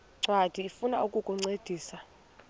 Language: Xhosa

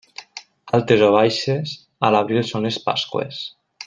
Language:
Catalan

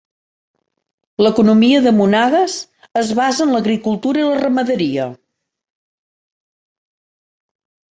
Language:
Catalan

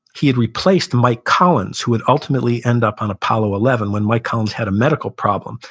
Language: English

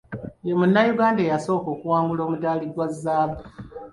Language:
Ganda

